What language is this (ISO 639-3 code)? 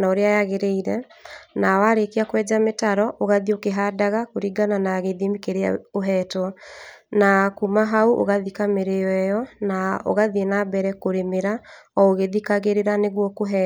kik